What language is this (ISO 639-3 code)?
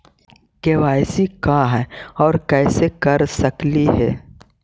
mag